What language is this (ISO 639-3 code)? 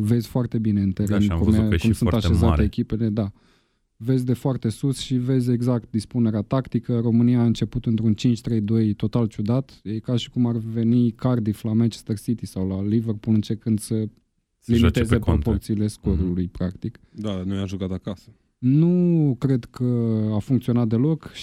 ron